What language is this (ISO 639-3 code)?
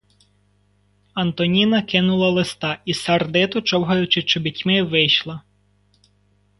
ukr